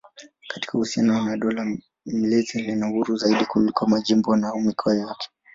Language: Swahili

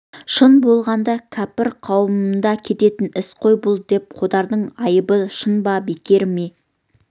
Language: Kazakh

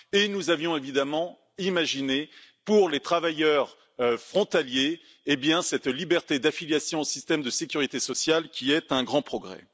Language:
French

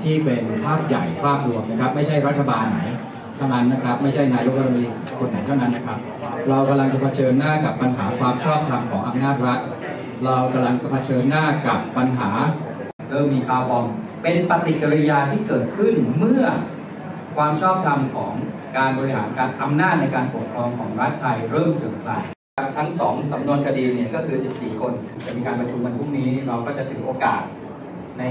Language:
Thai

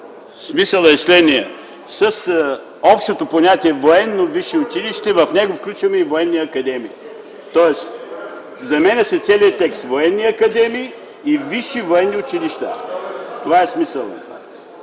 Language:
Bulgarian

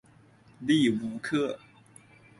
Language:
Chinese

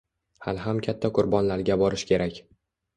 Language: Uzbek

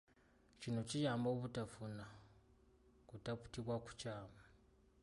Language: Ganda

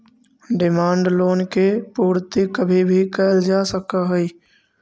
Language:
Magahi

